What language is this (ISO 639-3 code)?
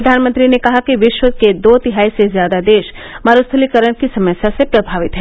hin